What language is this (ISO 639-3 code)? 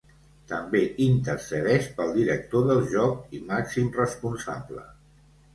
cat